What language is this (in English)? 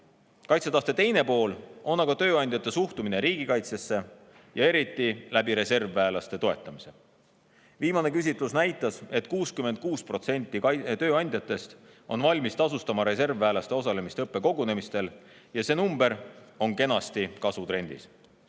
Estonian